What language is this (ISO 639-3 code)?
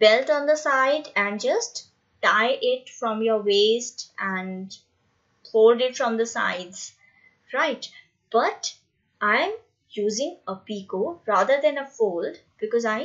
eng